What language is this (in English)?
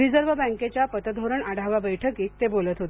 Marathi